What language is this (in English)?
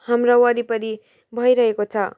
Nepali